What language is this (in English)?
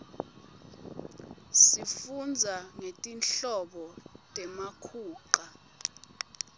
Swati